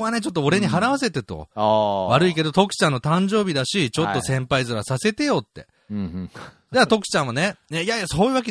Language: Japanese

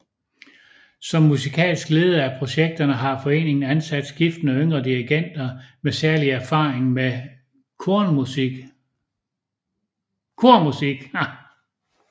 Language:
Danish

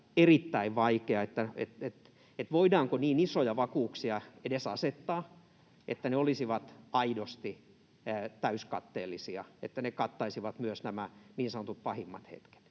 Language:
Finnish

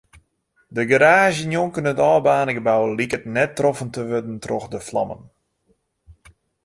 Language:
Western Frisian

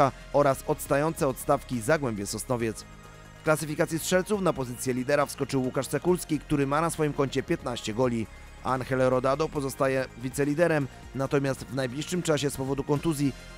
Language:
Polish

